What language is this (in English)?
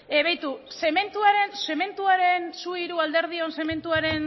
Basque